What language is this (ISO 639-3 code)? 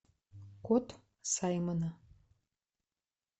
rus